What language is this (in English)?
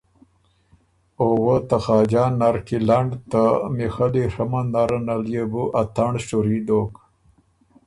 Ormuri